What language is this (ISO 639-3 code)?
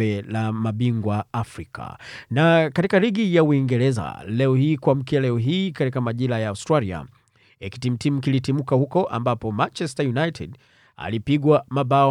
swa